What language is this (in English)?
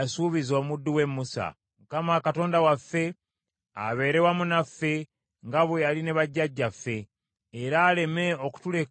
Ganda